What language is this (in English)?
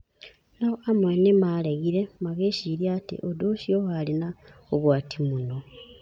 Kikuyu